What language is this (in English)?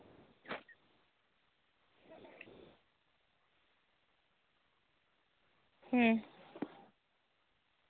Santali